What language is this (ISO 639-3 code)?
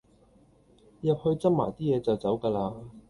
yue